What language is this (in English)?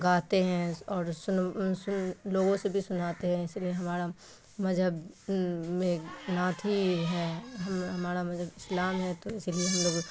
Urdu